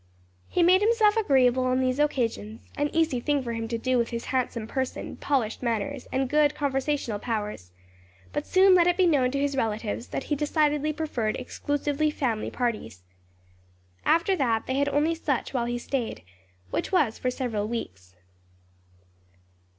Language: English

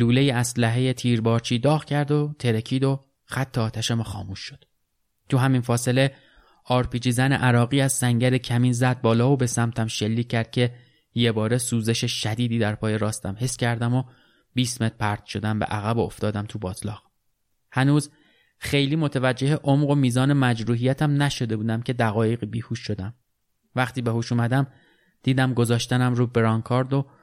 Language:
Persian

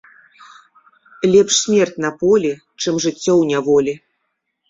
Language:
Belarusian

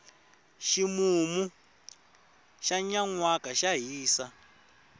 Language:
Tsonga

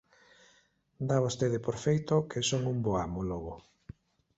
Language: Galician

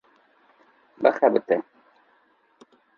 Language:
Kurdish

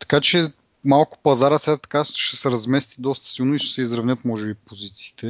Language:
Bulgarian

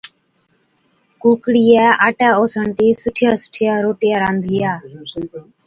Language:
Od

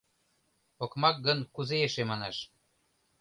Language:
Mari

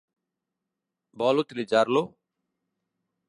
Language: Catalan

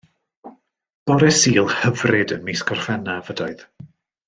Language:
Welsh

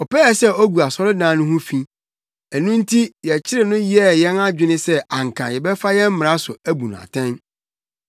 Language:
Akan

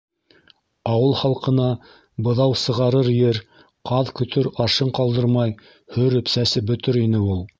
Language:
Bashkir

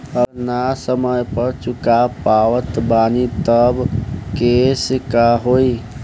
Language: Bhojpuri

